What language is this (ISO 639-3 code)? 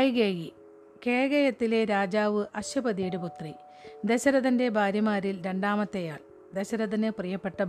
mal